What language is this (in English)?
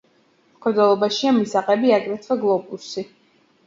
Georgian